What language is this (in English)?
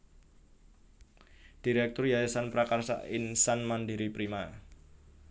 Javanese